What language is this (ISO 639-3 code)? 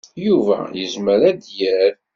kab